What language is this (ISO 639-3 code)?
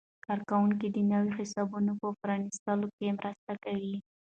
pus